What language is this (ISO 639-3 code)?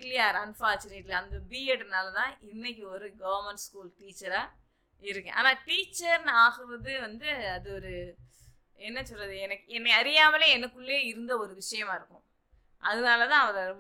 tam